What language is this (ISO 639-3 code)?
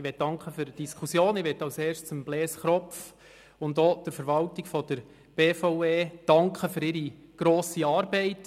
gsw